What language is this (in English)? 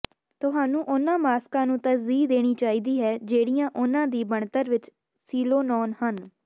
Punjabi